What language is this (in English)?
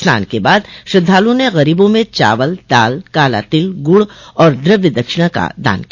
Hindi